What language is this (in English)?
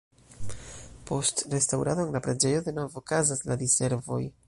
Esperanto